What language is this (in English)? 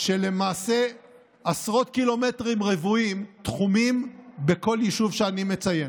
Hebrew